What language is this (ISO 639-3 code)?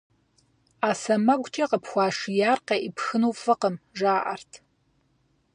kbd